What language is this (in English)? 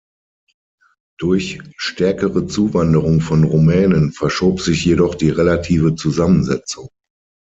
German